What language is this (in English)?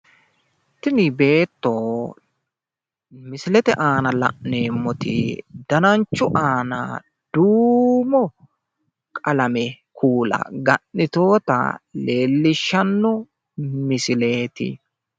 Sidamo